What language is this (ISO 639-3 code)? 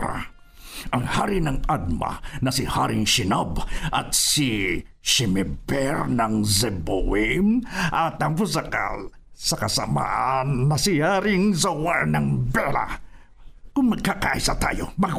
fil